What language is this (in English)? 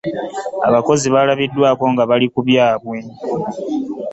Ganda